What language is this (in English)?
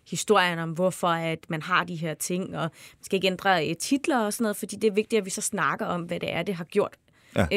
Danish